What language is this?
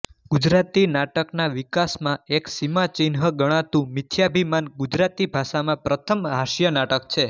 Gujarati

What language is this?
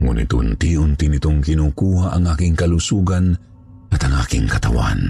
Filipino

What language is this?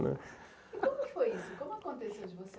Portuguese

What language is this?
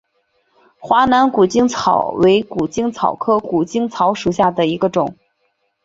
Chinese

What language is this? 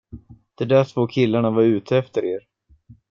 Swedish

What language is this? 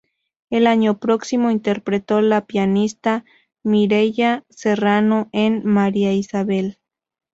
Spanish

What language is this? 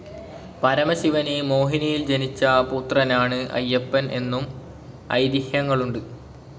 Malayalam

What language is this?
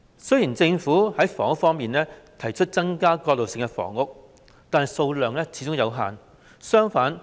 Cantonese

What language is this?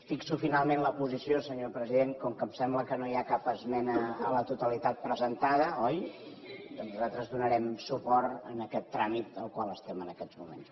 Catalan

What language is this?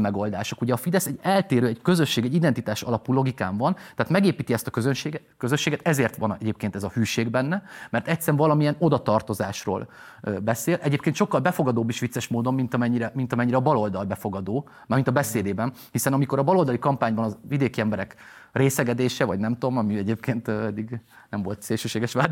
Hungarian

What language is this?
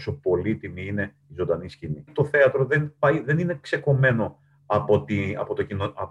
Greek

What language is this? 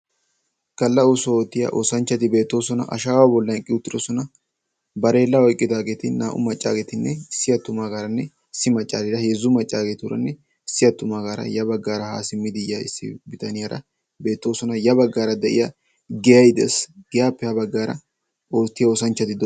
Wolaytta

